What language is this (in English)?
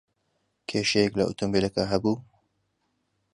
Central Kurdish